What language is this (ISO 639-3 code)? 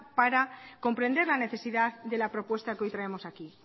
spa